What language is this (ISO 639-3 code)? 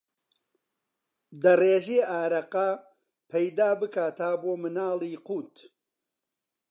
ckb